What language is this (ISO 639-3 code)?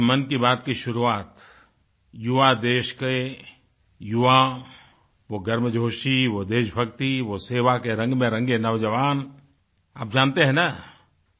hin